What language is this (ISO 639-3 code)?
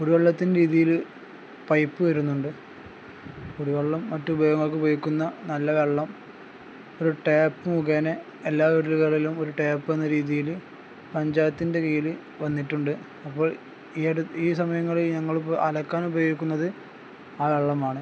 mal